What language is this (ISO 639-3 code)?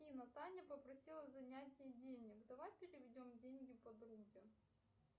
rus